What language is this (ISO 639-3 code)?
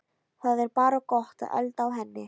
isl